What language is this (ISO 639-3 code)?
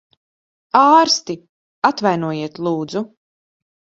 lav